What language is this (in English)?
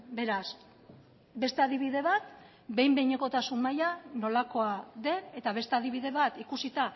Basque